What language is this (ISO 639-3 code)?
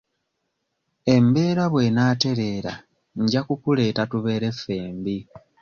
lug